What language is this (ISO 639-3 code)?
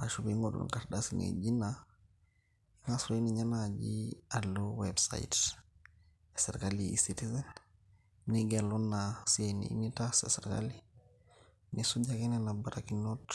mas